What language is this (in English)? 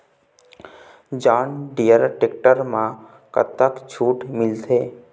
Chhattisgarhi